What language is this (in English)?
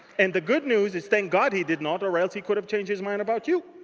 English